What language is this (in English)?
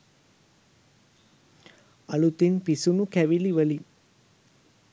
Sinhala